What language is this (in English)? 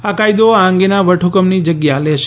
Gujarati